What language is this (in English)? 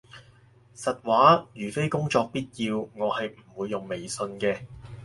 Cantonese